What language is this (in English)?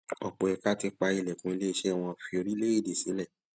Yoruba